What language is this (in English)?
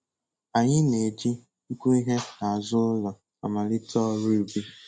Igbo